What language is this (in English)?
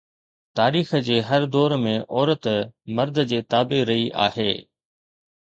Sindhi